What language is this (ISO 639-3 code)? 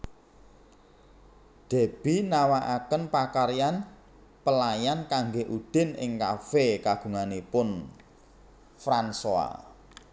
jav